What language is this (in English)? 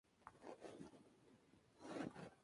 Spanish